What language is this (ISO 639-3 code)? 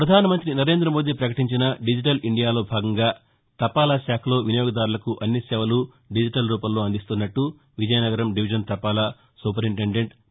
tel